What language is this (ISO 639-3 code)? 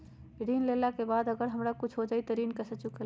mag